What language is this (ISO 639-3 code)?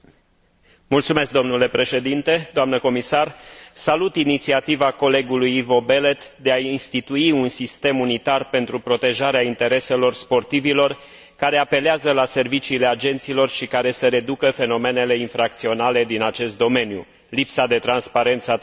ron